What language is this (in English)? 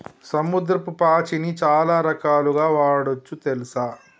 Telugu